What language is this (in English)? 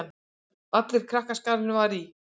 Icelandic